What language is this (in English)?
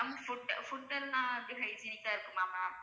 Tamil